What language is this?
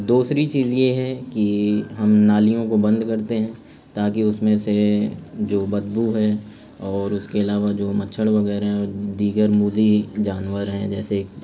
Urdu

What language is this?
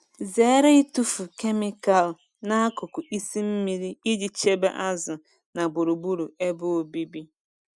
Igbo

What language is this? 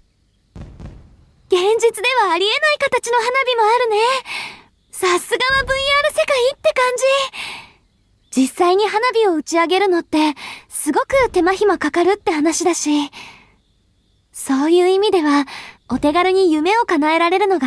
Japanese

